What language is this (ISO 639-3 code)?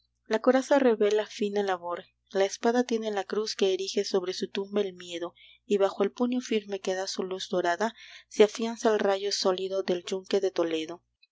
spa